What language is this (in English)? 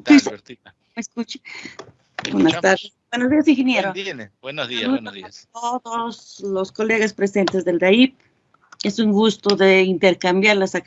Spanish